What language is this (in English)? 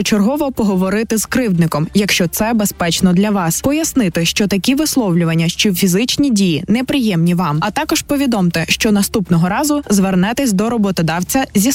Ukrainian